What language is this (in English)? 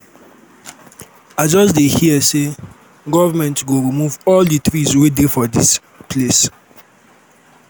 Nigerian Pidgin